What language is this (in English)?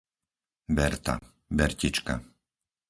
Slovak